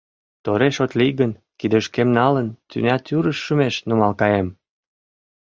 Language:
Mari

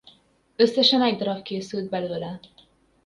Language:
Hungarian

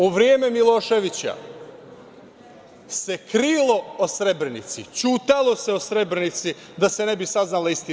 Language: Serbian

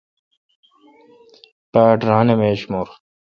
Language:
Kalkoti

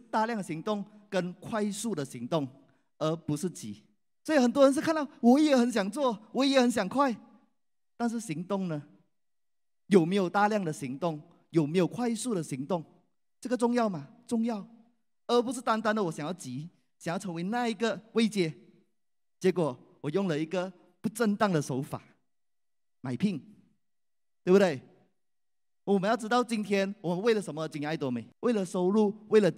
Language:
Chinese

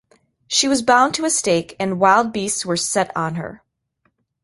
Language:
English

